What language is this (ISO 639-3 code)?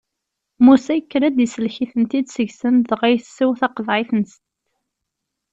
kab